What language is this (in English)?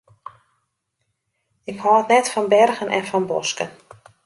Western Frisian